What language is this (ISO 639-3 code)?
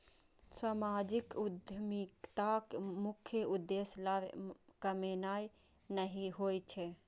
mai